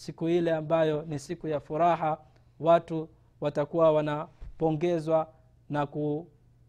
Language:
Swahili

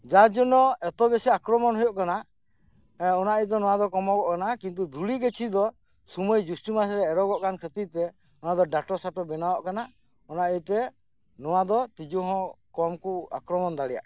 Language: Santali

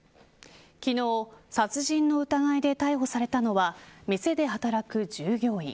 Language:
Japanese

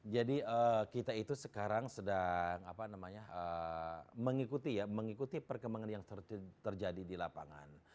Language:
Indonesian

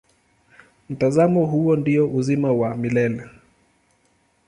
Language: Swahili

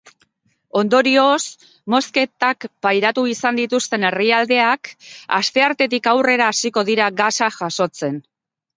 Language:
Basque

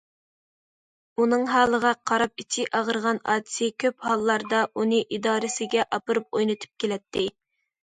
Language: Uyghur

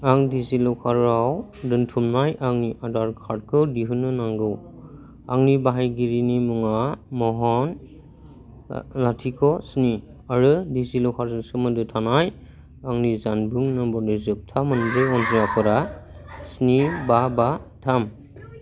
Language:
Bodo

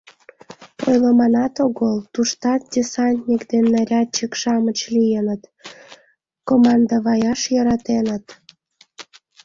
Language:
Mari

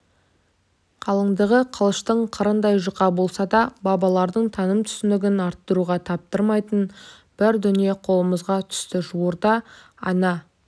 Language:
Kazakh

